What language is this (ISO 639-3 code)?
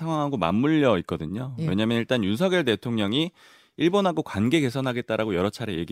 kor